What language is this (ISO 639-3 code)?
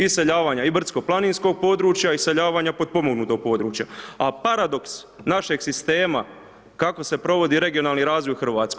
hrv